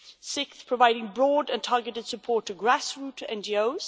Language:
English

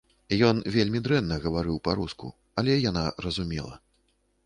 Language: Belarusian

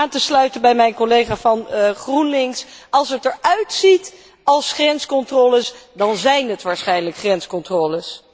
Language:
Dutch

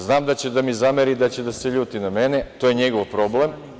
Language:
Serbian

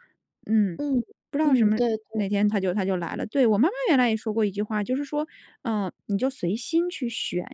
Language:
Chinese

